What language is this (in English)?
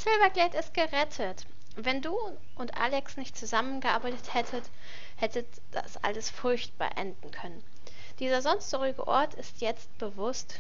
German